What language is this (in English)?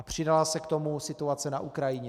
Czech